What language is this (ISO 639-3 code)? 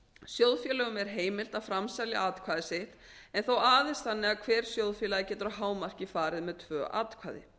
isl